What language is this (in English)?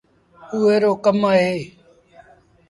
Sindhi Bhil